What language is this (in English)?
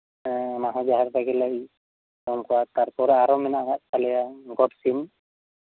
Santali